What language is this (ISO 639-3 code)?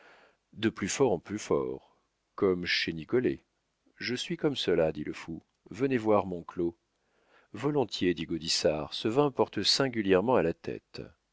fra